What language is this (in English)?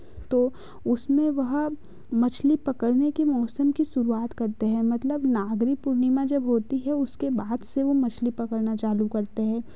Hindi